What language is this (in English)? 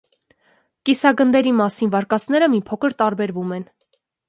Armenian